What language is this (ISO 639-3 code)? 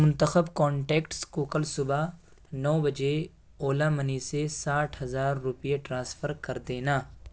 urd